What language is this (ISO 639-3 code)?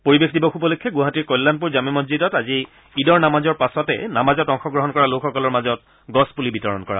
asm